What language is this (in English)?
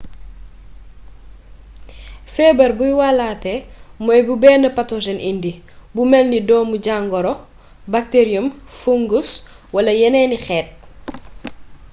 Wolof